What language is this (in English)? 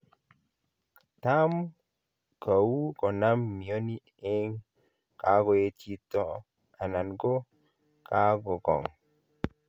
Kalenjin